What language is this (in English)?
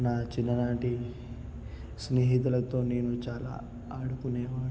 Telugu